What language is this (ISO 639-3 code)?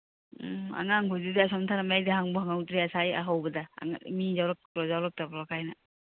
mni